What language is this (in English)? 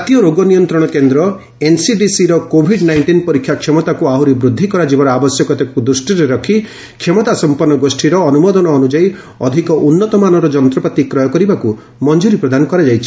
Odia